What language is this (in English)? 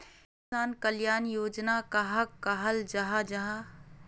Magahi